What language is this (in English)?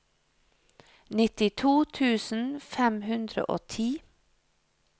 Norwegian